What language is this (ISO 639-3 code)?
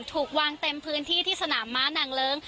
tha